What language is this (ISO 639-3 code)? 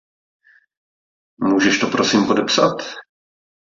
ces